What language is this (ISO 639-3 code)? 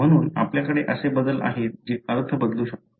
mar